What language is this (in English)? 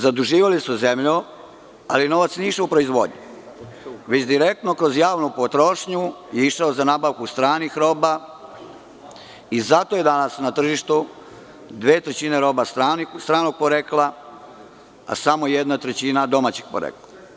Serbian